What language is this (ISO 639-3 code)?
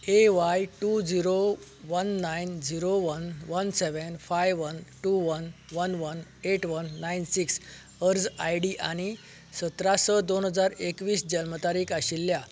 kok